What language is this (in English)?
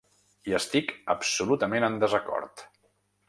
Catalan